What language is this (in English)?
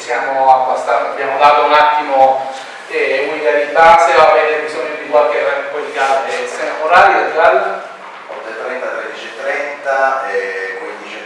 Italian